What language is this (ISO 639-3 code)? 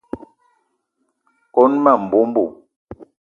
eto